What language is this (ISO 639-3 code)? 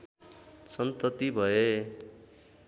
nep